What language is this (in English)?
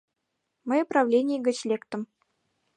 Mari